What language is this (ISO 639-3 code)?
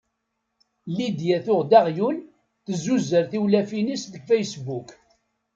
kab